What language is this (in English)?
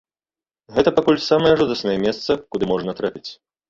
Belarusian